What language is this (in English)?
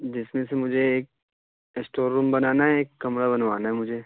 Urdu